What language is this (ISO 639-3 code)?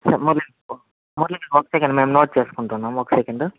tel